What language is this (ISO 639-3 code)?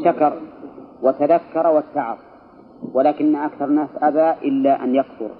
ara